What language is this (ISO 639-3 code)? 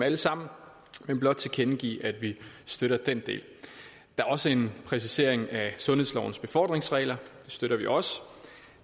dan